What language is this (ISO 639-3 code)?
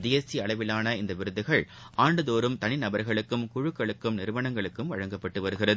tam